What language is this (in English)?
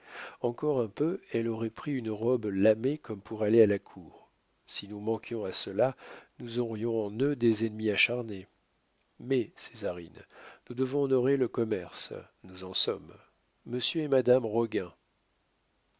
French